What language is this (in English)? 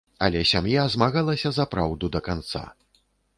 Belarusian